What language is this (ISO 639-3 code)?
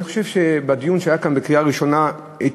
heb